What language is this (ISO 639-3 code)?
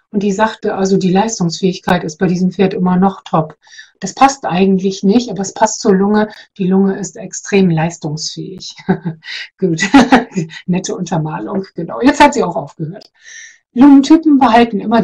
deu